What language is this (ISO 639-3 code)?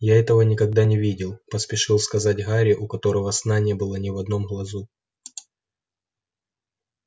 rus